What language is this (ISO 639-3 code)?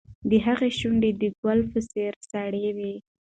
pus